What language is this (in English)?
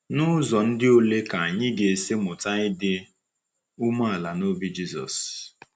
Igbo